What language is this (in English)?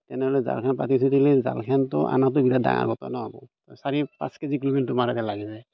Assamese